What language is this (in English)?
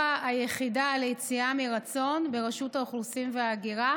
Hebrew